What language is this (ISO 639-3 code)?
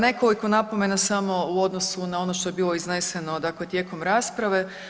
hrv